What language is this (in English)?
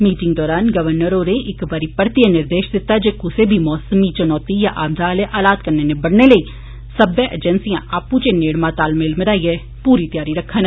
Dogri